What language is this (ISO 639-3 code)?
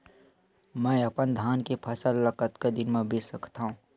hne